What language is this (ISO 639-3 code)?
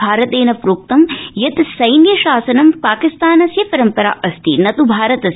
san